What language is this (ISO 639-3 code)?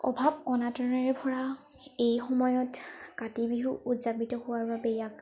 asm